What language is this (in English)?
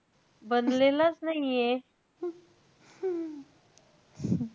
Marathi